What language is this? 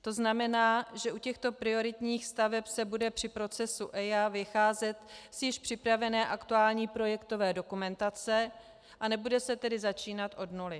Czech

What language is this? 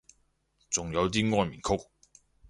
Cantonese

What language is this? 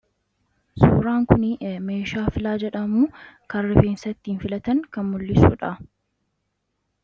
Oromo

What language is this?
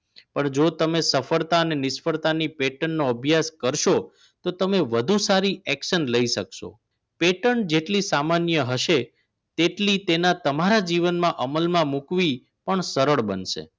Gujarati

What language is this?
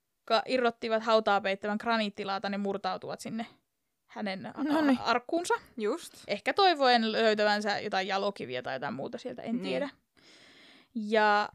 Finnish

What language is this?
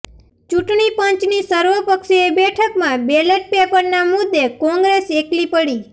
Gujarati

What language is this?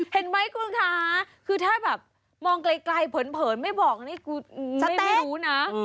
Thai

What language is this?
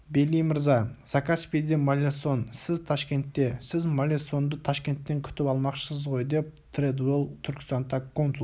Kazakh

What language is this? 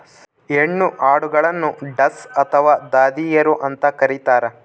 Kannada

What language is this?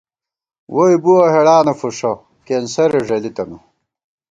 Gawar-Bati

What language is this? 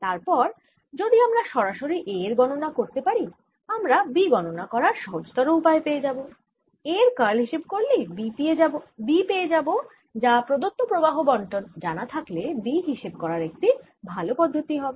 Bangla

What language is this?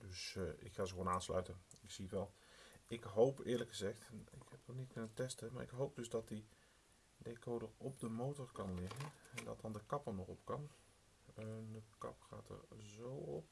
Dutch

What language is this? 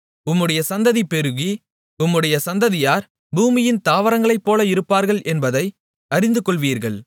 Tamil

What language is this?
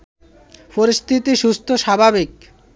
Bangla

